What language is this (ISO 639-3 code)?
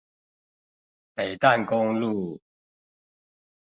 zho